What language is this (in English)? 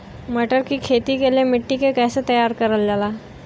Bhojpuri